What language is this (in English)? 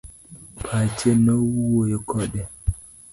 Luo (Kenya and Tanzania)